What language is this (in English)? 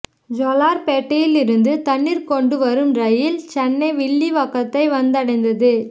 Tamil